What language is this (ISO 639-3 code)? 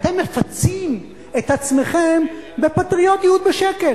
heb